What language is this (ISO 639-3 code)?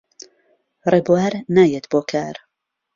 ckb